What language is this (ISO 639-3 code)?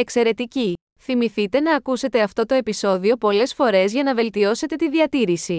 ell